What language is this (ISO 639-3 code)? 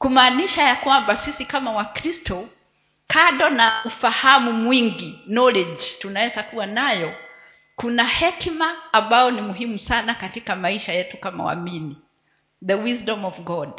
swa